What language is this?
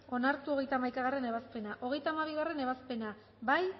Basque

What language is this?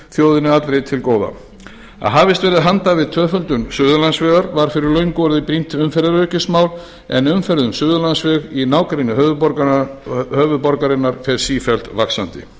Icelandic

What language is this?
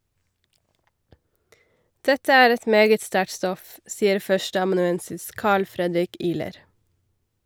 Norwegian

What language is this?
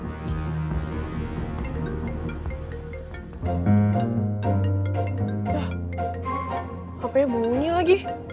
Indonesian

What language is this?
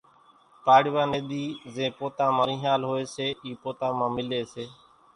Kachi Koli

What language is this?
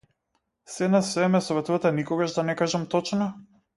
Macedonian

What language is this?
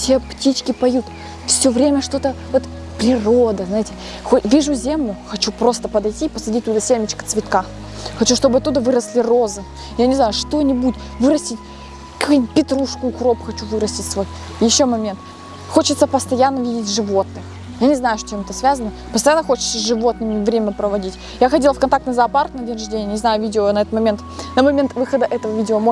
Russian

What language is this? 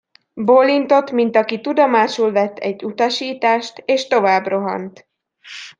Hungarian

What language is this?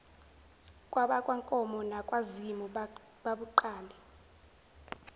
Zulu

